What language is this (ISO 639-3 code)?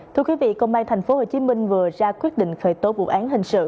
vie